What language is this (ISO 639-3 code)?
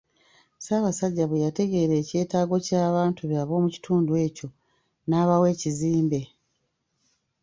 lug